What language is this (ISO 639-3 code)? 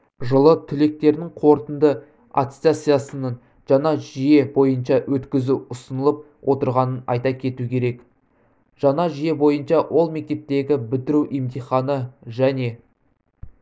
kaz